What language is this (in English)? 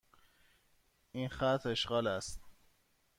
Persian